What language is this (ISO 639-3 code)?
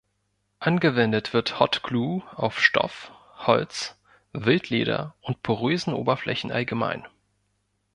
deu